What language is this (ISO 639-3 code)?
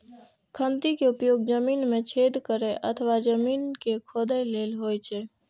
mai